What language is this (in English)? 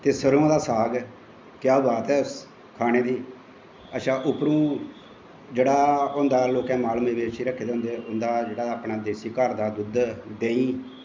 Dogri